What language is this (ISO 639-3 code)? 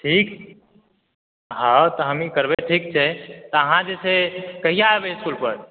mai